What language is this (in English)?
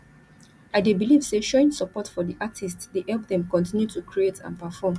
Nigerian Pidgin